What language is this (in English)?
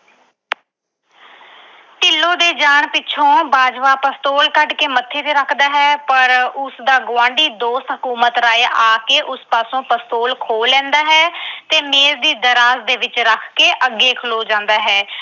Punjabi